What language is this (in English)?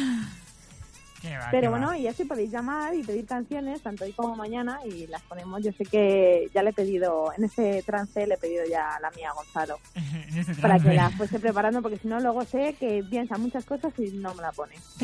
Spanish